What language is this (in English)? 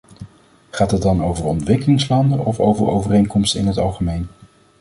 Dutch